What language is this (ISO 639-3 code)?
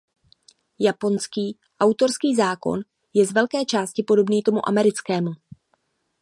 ces